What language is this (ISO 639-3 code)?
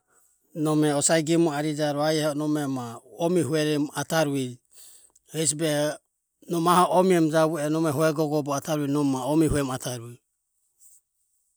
aom